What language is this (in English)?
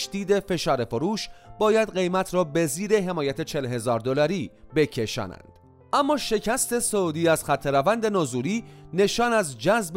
Persian